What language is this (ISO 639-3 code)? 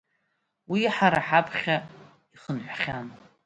abk